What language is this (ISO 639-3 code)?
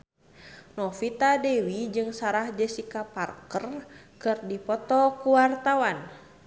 sun